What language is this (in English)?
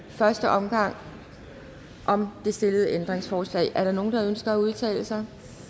Danish